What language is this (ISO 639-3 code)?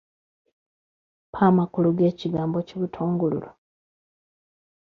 lug